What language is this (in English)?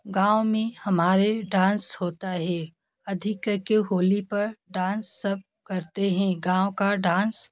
Hindi